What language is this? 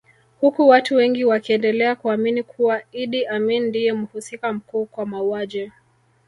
Swahili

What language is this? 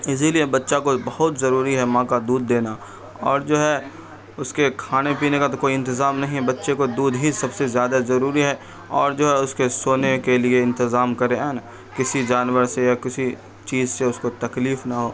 Urdu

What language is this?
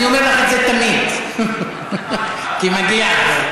Hebrew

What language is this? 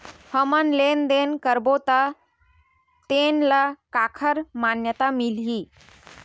Chhattisgarhi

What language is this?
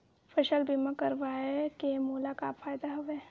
Chhattisgarhi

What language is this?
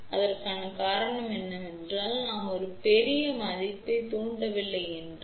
Tamil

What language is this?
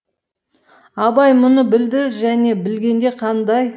Kazakh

